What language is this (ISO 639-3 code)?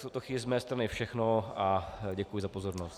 ces